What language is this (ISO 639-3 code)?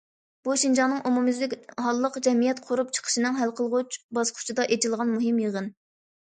uig